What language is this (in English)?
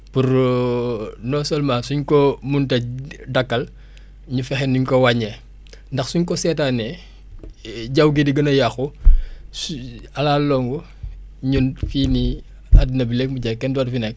Wolof